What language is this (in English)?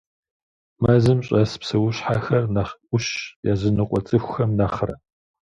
Kabardian